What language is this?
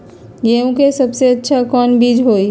Magahi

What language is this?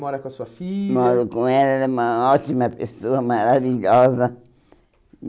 Portuguese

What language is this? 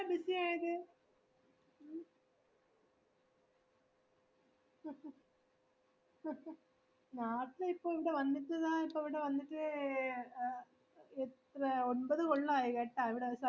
Malayalam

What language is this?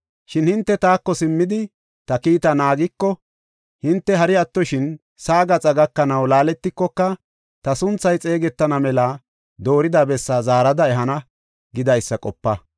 Gofa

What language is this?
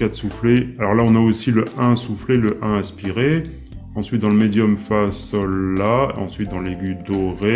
French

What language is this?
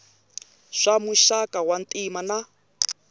Tsonga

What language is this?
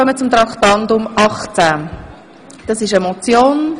Swiss German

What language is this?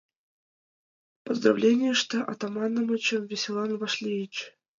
Mari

